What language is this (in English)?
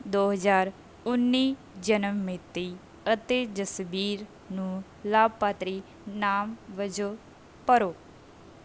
Punjabi